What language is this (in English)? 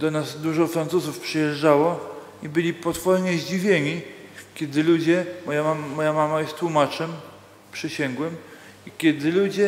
Polish